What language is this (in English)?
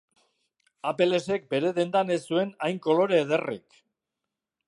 Basque